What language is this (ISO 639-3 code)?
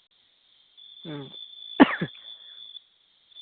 sat